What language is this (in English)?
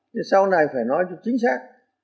Vietnamese